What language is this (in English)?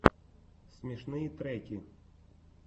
Russian